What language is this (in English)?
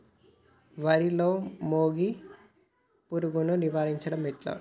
Telugu